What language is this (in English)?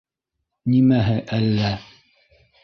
Bashkir